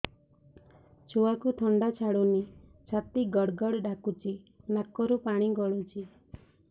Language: Odia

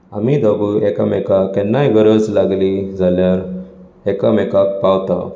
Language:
Konkani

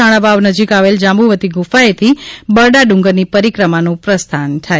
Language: Gujarati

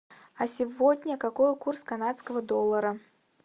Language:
Russian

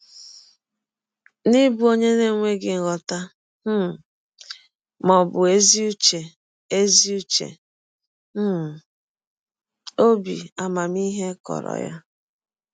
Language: Igbo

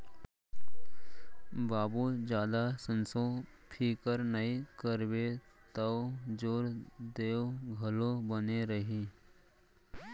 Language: Chhattisgarhi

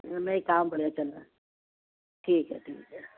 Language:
Urdu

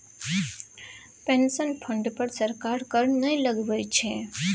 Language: Maithili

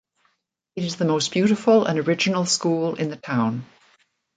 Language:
English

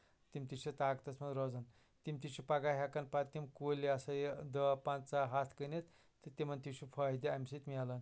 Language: Kashmiri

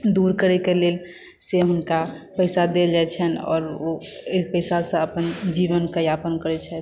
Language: Maithili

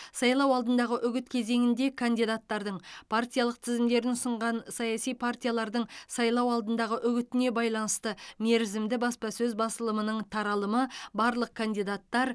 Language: Kazakh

